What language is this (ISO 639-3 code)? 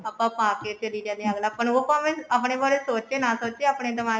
pan